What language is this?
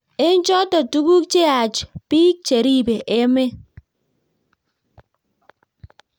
Kalenjin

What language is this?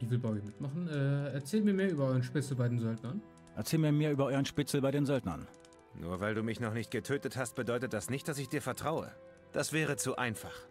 German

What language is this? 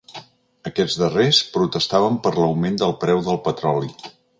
Catalan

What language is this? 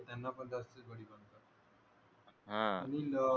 Marathi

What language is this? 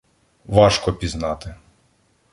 Ukrainian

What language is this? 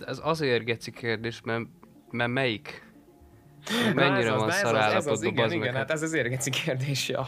Hungarian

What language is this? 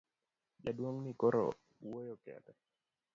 Luo (Kenya and Tanzania)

